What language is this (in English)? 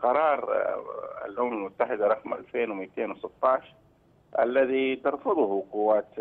Arabic